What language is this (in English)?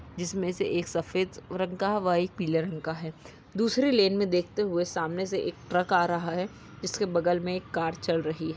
Magahi